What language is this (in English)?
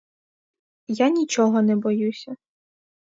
Ukrainian